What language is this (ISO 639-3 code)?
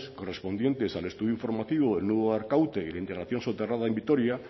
spa